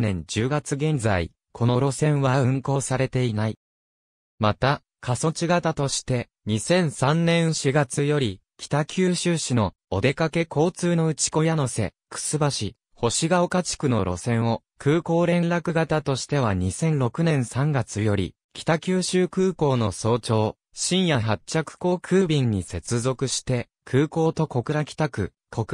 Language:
Japanese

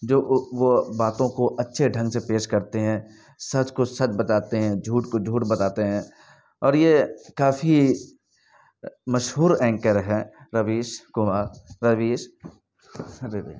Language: Urdu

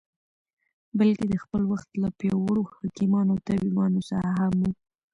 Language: Pashto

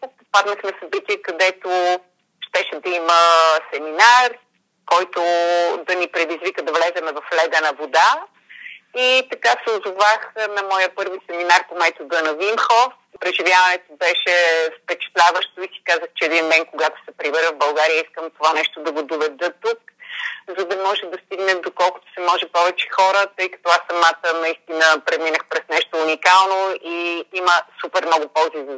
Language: Bulgarian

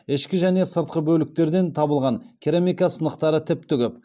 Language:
Kazakh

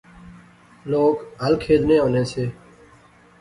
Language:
Pahari-Potwari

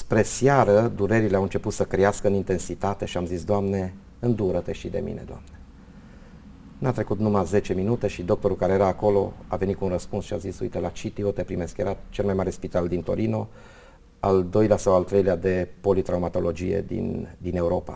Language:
Romanian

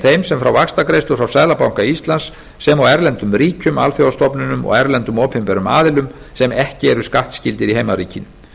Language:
Icelandic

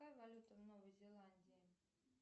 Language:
Russian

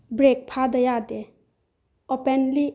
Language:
Manipuri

